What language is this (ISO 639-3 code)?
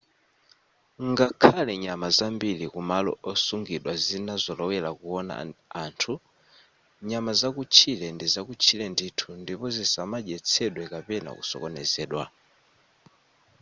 nya